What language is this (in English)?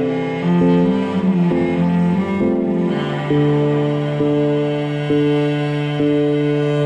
Arabic